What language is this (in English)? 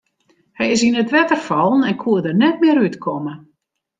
Western Frisian